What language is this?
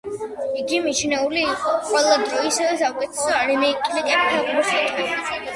Georgian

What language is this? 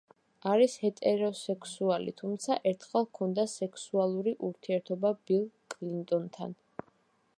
Georgian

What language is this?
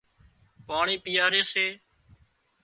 Wadiyara Koli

